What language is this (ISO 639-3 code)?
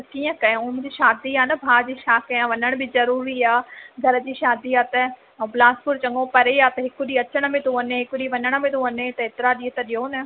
snd